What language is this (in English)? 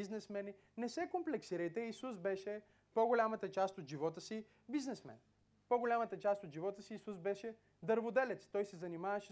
Bulgarian